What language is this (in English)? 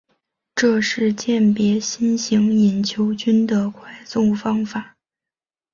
Chinese